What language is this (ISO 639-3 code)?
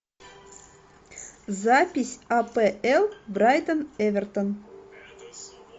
rus